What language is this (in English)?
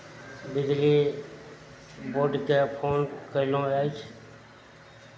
Maithili